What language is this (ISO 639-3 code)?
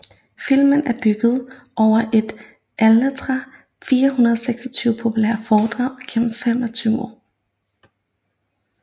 dan